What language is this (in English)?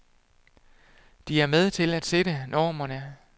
Danish